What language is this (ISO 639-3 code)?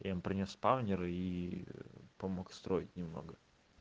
rus